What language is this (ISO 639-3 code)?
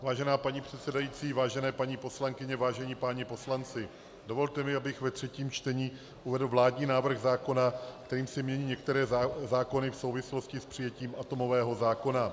ces